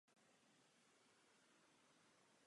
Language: Czech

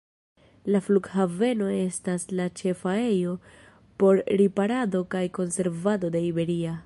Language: Esperanto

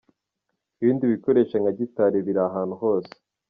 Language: Kinyarwanda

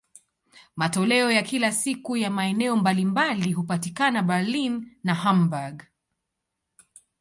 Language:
Swahili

